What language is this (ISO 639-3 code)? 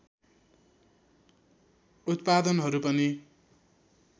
nep